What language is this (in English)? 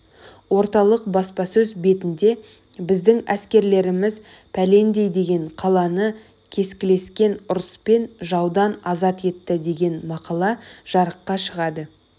Kazakh